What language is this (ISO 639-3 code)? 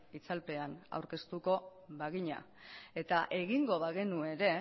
eus